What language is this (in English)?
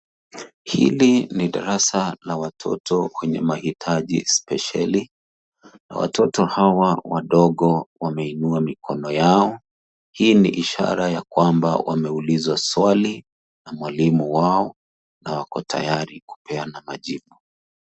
Swahili